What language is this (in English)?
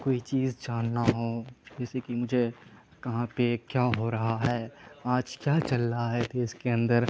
Urdu